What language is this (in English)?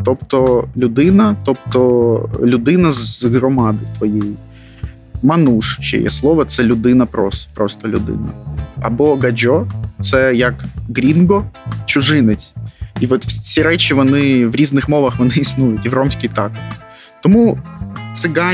Ukrainian